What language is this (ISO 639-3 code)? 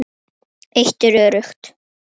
isl